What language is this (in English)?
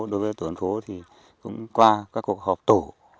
Vietnamese